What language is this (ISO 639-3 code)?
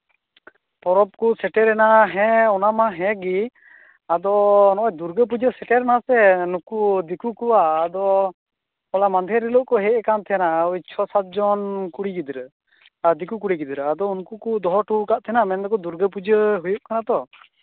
sat